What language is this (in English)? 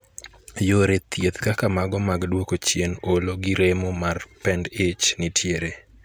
Luo (Kenya and Tanzania)